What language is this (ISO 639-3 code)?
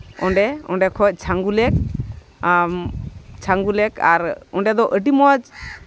sat